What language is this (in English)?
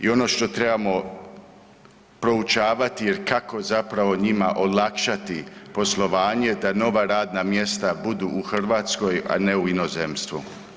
Croatian